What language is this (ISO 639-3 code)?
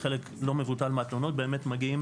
heb